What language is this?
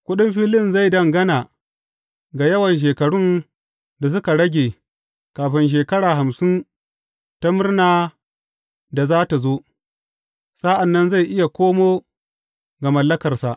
Hausa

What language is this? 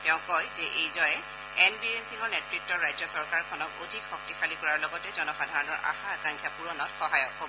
Assamese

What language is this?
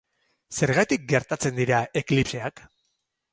Basque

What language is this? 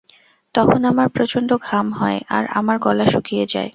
Bangla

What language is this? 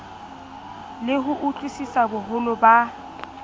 Southern Sotho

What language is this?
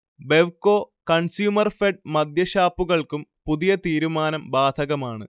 Malayalam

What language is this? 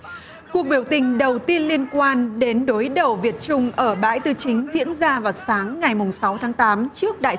Vietnamese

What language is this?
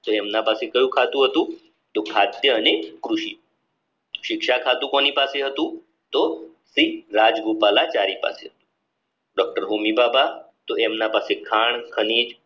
Gujarati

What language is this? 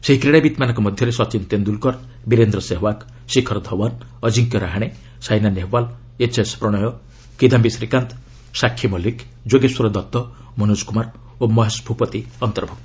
Odia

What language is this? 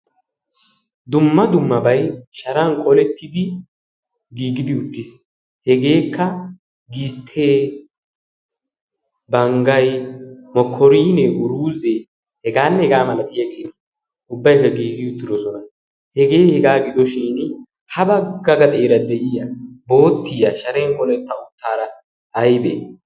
Wolaytta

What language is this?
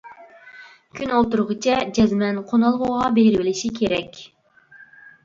Uyghur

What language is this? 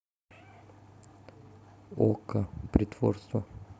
Russian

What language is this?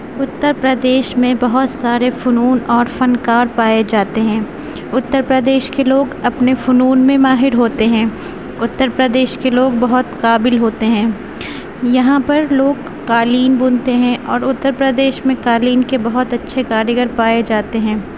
Urdu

